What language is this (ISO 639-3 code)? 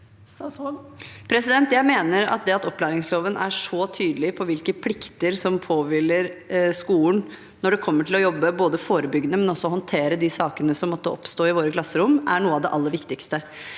nor